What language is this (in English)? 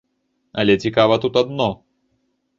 Belarusian